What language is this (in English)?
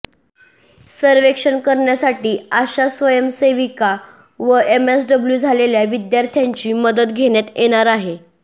Marathi